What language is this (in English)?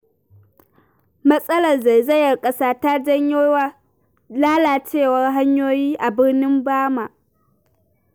Hausa